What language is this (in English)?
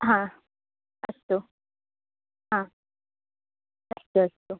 Sanskrit